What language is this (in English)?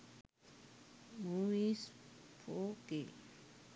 Sinhala